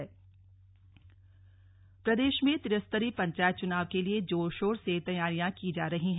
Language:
Hindi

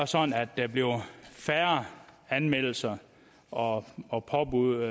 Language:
Danish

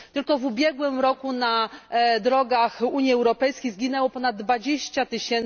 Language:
Polish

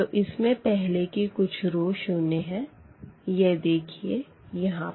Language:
Hindi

